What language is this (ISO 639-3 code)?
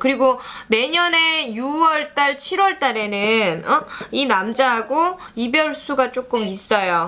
kor